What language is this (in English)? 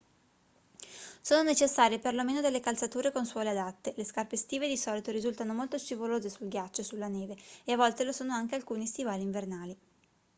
Italian